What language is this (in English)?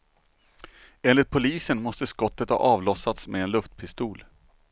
Swedish